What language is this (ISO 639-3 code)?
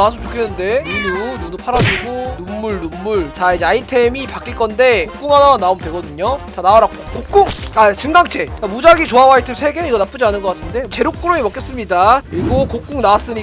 kor